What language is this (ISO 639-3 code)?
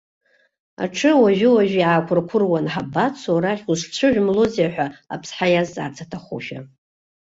abk